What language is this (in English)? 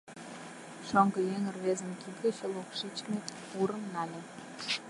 Mari